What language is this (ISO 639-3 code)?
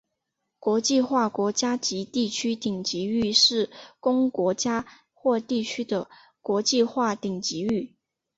zho